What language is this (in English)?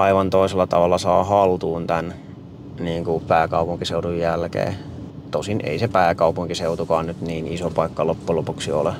Finnish